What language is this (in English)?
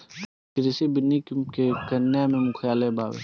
Bhojpuri